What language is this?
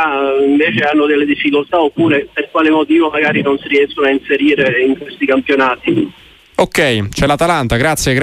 Italian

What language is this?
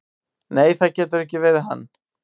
Icelandic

